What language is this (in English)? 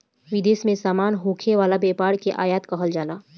Bhojpuri